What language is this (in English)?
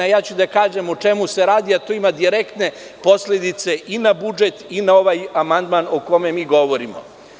Serbian